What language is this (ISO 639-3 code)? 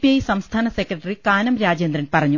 mal